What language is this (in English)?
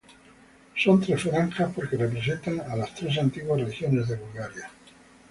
Spanish